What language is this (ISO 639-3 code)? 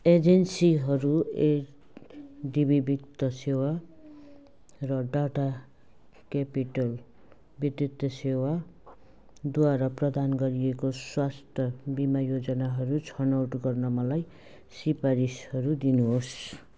nep